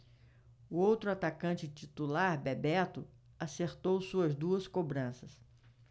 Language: Portuguese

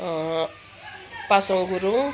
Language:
Nepali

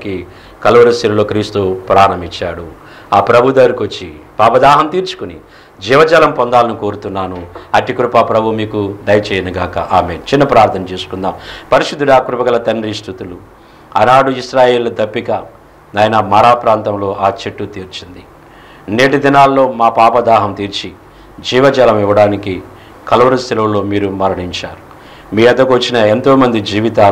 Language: Telugu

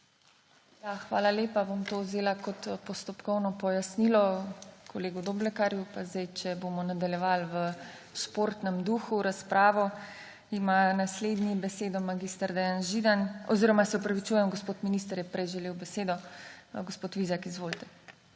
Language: Slovenian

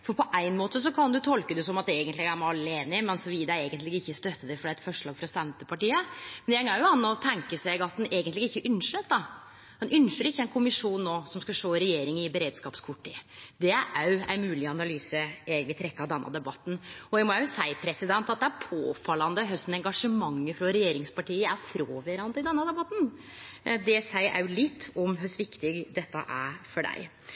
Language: Norwegian Nynorsk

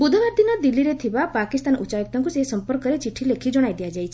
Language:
Odia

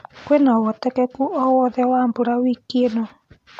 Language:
Kikuyu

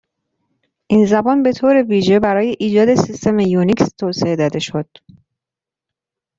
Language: Persian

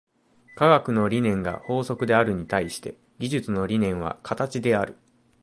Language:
Japanese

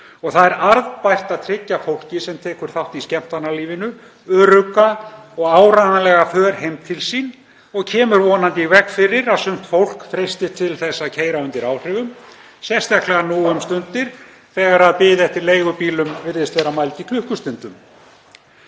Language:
Icelandic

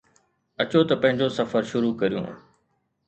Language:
Sindhi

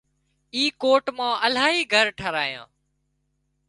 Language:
Wadiyara Koli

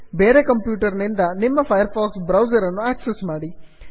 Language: Kannada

